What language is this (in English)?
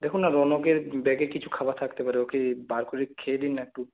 Bangla